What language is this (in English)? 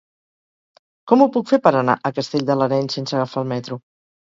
Catalan